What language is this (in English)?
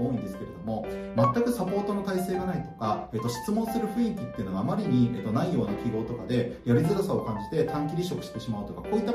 Japanese